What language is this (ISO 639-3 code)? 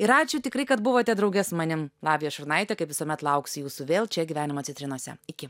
lit